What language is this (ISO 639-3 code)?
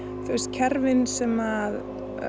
isl